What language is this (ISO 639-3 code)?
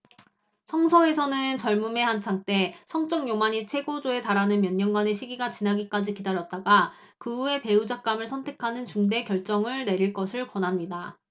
kor